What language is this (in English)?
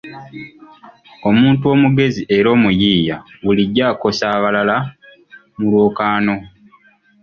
Ganda